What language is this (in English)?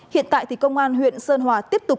Vietnamese